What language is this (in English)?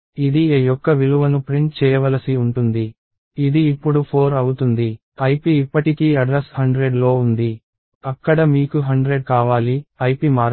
Telugu